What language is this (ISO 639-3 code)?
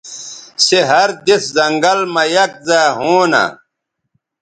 btv